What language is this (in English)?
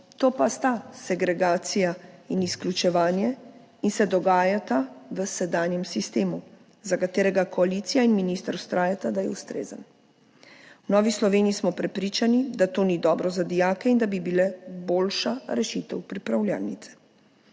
Slovenian